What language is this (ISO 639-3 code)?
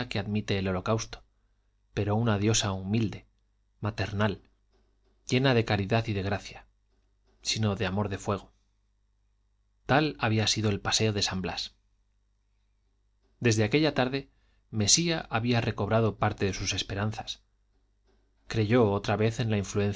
spa